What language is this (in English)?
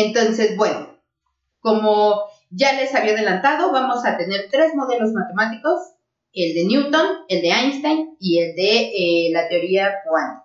Spanish